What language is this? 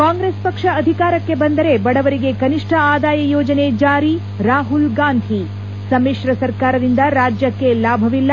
Kannada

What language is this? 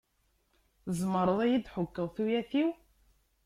Kabyle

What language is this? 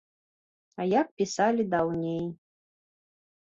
Belarusian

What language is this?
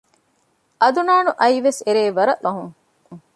Divehi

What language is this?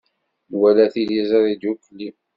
Kabyle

